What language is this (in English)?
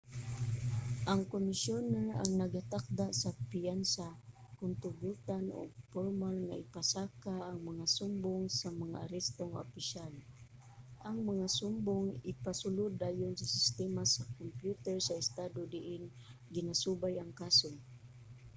Cebuano